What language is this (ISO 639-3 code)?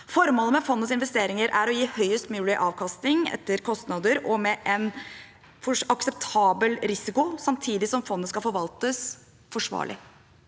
nor